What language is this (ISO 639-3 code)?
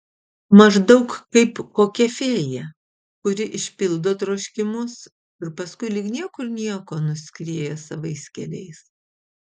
lit